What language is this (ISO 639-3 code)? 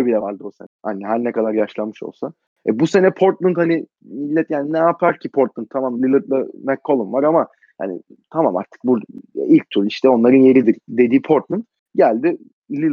tur